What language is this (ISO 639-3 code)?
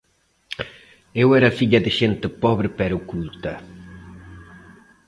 glg